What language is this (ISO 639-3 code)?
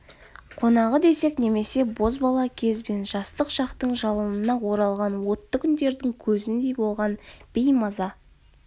kaz